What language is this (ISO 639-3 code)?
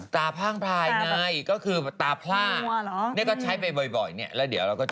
tha